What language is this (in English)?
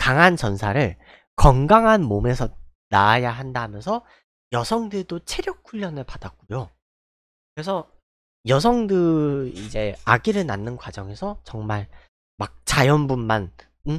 Korean